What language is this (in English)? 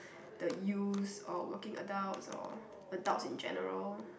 English